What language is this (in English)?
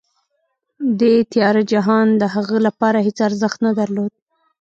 Pashto